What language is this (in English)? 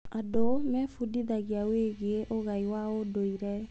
Kikuyu